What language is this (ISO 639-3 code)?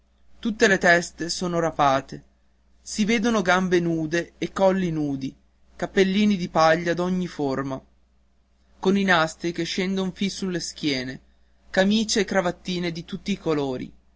ita